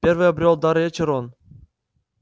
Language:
Russian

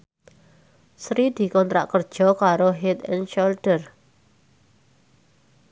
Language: Javanese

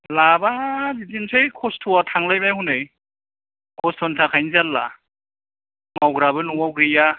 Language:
Bodo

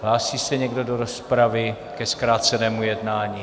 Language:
Czech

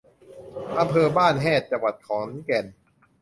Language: Thai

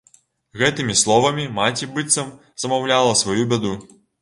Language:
Belarusian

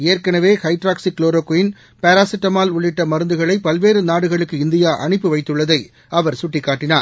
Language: Tamil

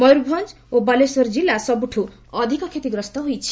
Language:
Odia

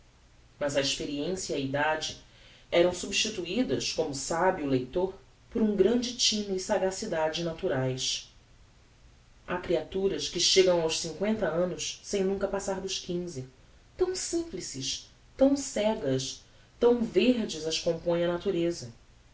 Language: Portuguese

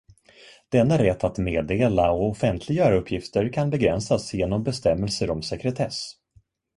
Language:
Swedish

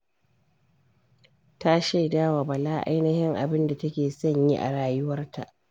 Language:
Hausa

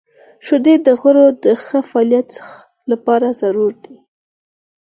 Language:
Pashto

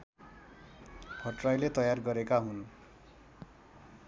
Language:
Nepali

